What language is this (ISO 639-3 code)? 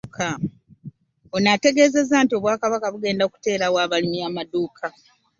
lug